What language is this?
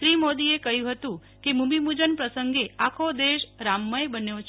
Gujarati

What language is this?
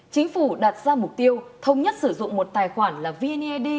Vietnamese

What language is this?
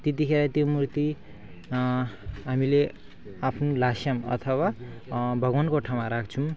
Nepali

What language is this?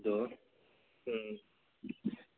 Manipuri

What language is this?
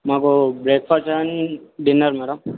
Telugu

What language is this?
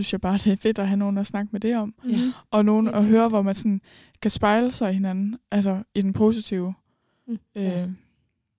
Danish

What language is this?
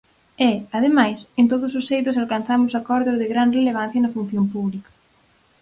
Galician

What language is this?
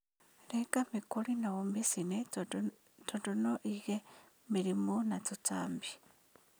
Kikuyu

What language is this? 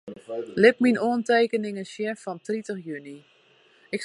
Western Frisian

